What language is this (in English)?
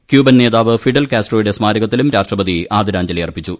Malayalam